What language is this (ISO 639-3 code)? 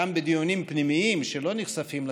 heb